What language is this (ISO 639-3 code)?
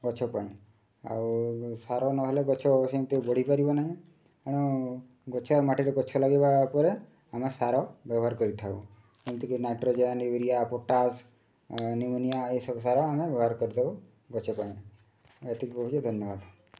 ori